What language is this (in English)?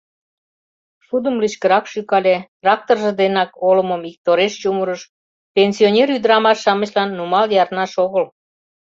Mari